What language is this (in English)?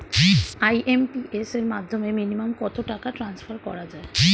Bangla